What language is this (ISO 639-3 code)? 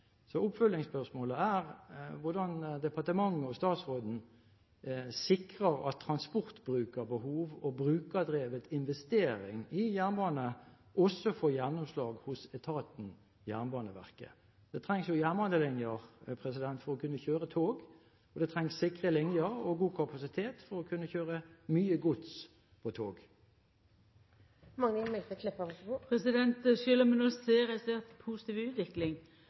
nor